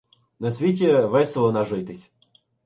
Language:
Ukrainian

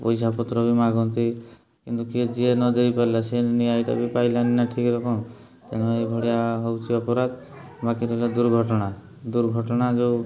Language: Odia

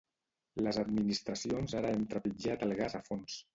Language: Catalan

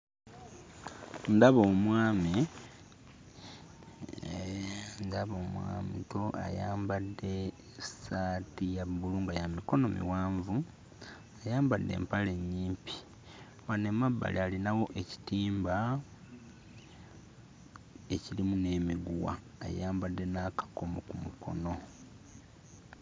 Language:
Ganda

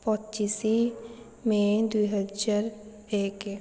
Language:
Odia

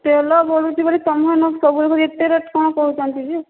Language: Odia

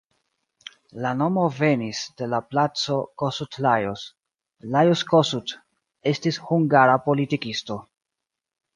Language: Esperanto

